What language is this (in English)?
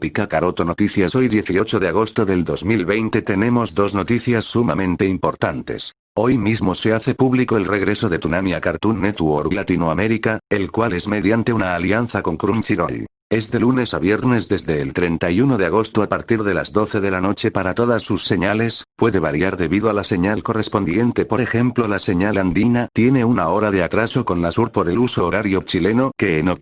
Spanish